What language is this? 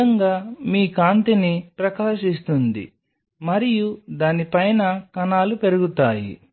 Telugu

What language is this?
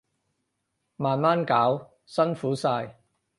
Cantonese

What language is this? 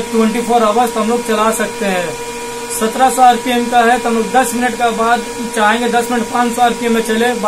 Hindi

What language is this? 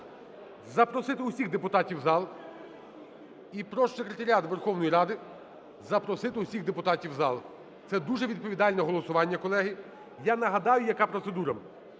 Ukrainian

